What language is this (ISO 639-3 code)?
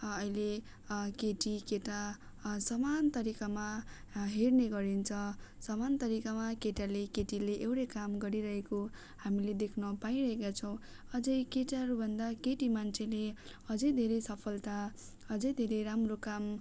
nep